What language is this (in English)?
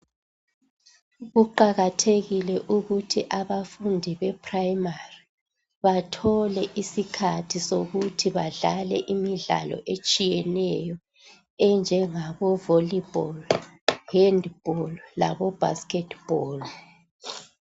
North Ndebele